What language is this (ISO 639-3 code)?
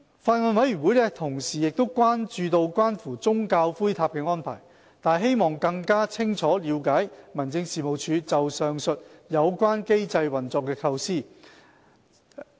yue